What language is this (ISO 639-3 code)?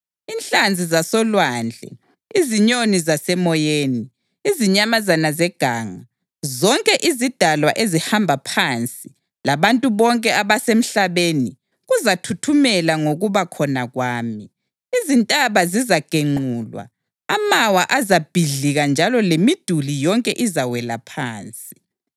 nde